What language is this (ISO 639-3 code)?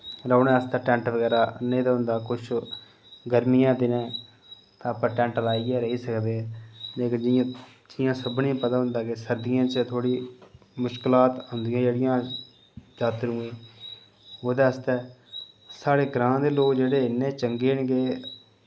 doi